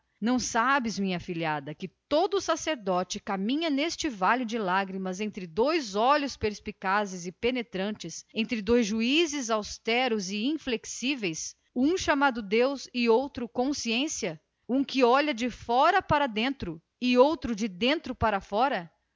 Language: Portuguese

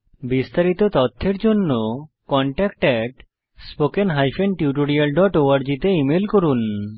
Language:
Bangla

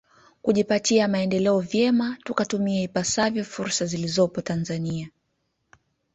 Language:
Swahili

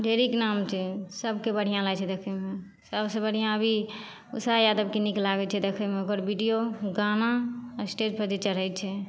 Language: Maithili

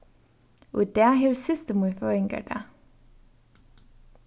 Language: Faroese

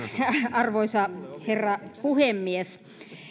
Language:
Finnish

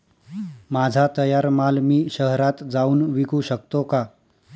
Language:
Marathi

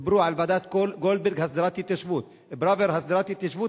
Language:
Hebrew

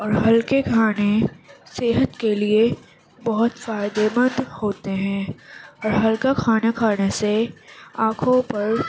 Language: Urdu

